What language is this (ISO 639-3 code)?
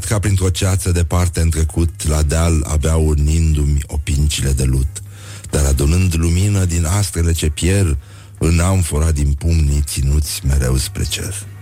ron